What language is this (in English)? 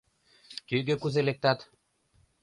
Mari